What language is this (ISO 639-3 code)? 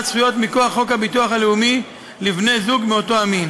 heb